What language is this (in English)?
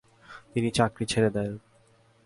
Bangla